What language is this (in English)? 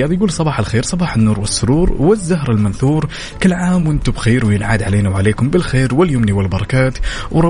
Arabic